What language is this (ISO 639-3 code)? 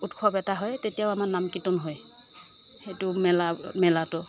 asm